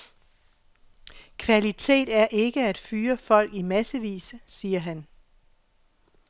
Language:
Danish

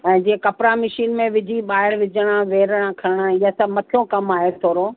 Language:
Sindhi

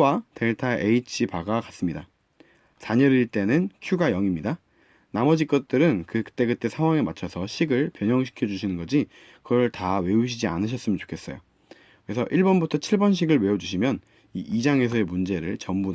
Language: Korean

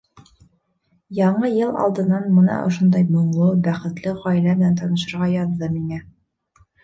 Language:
Bashkir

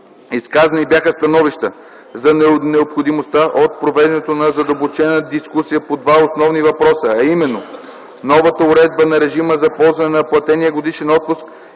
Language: Bulgarian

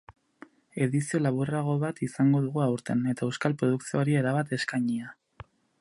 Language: Basque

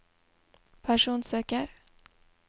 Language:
Norwegian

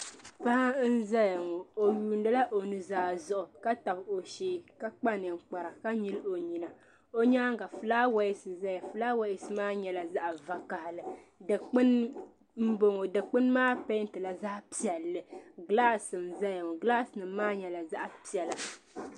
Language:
Dagbani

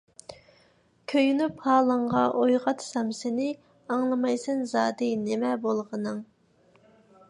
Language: Uyghur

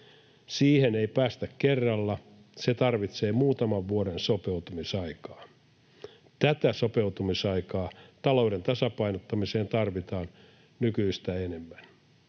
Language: Finnish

